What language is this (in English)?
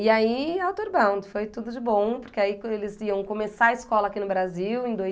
Portuguese